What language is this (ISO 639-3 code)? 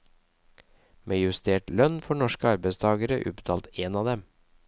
nor